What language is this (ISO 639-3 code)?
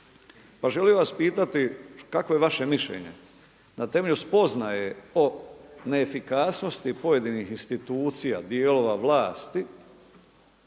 hrv